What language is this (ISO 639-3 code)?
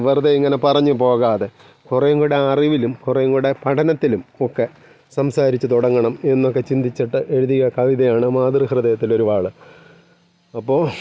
mal